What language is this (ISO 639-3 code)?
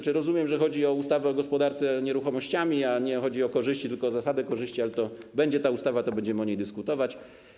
pol